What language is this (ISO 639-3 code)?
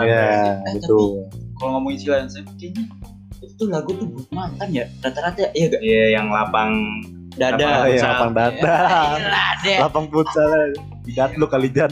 ind